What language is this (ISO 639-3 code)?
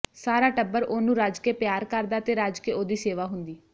pan